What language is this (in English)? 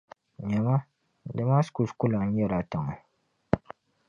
Dagbani